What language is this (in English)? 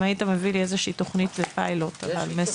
Hebrew